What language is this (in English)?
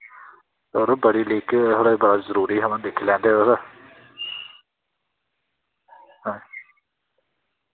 Dogri